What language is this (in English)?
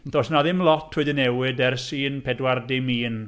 Welsh